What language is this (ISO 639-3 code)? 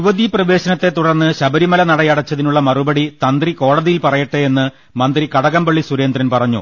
mal